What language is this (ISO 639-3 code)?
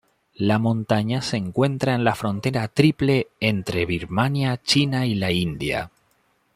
spa